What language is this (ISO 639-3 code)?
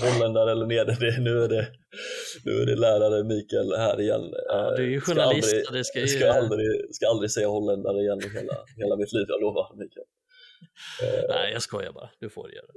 swe